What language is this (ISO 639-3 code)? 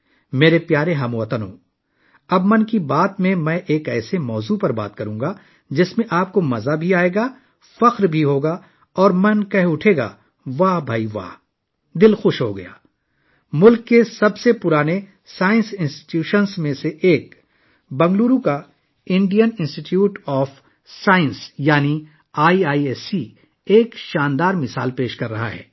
urd